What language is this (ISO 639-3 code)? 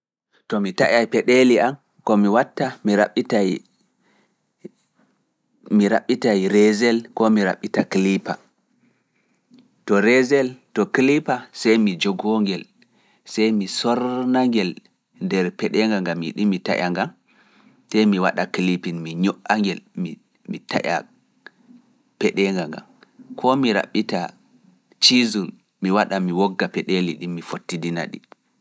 ful